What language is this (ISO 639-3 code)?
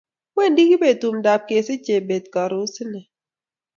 kln